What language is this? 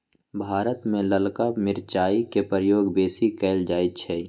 Magahi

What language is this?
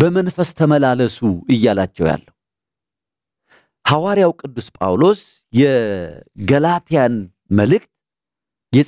Arabic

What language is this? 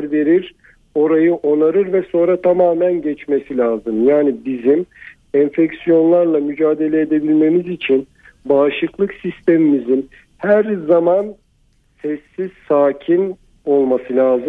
Turkish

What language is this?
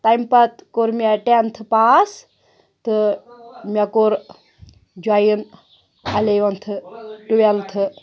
Kashmiri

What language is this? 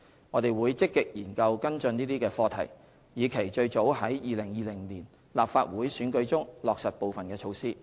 Cantonese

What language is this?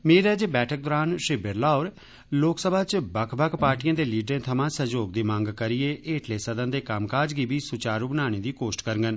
Dogri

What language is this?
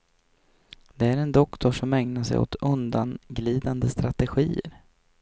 Swedish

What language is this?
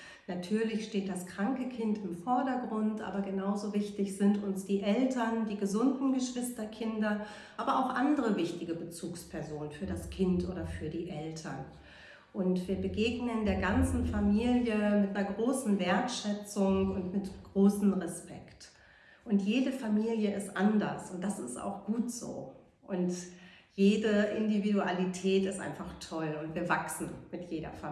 German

